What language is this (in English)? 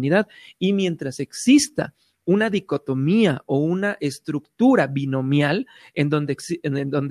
Spanish